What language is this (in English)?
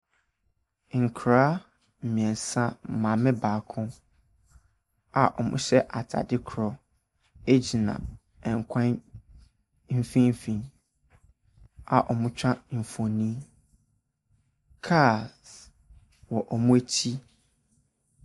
Akan